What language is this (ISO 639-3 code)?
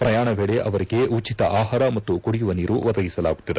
kan